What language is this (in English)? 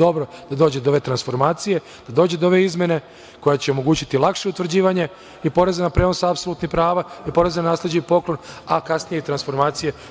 Serbian